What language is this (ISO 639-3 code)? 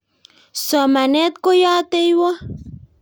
kln